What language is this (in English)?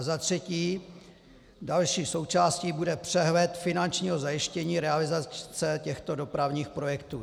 Czech